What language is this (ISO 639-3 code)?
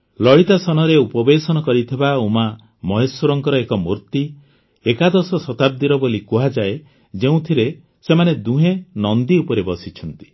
ori